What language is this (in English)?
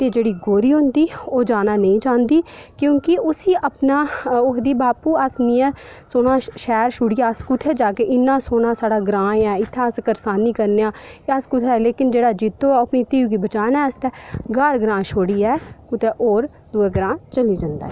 Dogri